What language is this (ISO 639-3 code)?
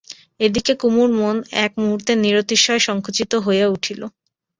ben